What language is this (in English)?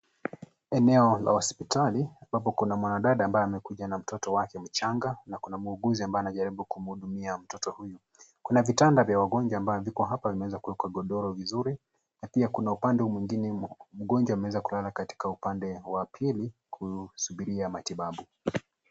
Swahili